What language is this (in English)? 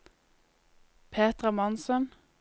Norwegian